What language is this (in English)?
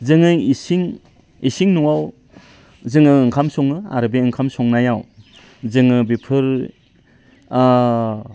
Bodo